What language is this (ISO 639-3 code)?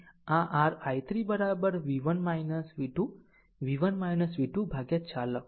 guj